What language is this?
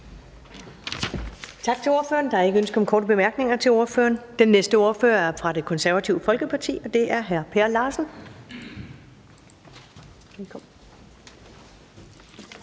Danish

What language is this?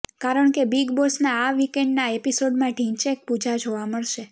Gujarati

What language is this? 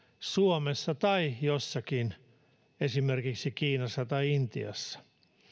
Finnish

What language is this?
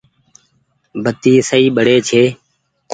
Goaria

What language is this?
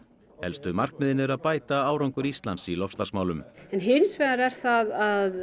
Icelandic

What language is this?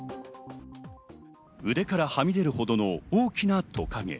Japanese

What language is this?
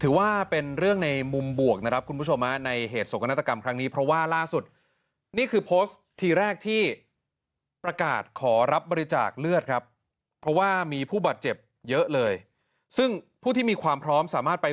Thai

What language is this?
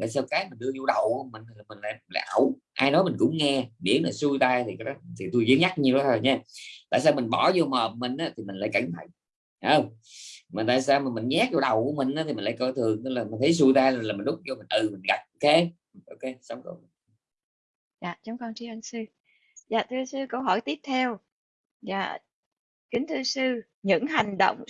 Vietnamese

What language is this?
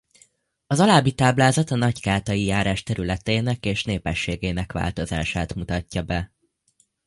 Hungarian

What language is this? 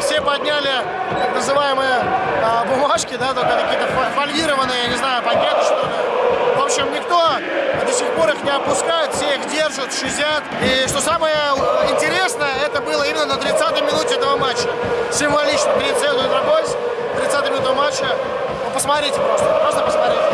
Russian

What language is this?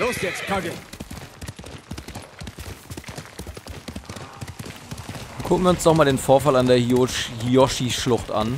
German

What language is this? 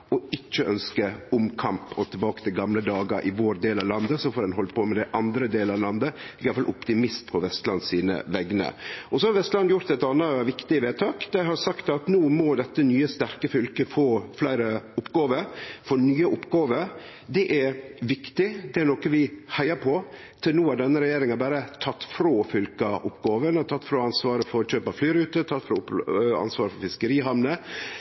Norwegian Nynorsk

